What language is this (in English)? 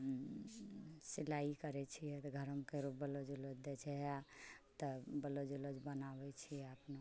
Maithili